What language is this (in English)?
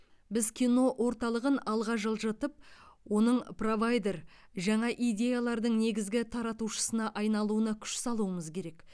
Kazakh